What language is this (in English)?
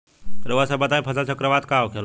Bhojpuri